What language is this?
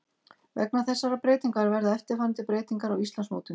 Icelandic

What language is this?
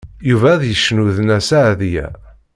Kabyle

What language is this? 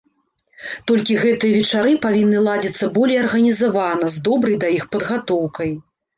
Belarusian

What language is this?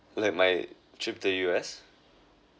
English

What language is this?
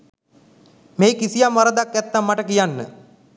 Sinhala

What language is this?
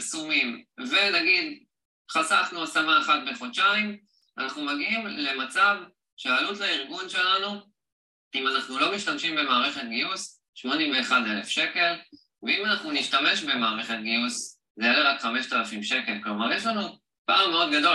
Hebrew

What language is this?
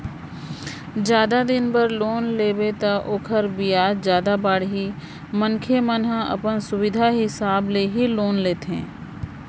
Chhattisgarhi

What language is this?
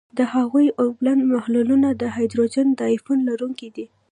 Pashto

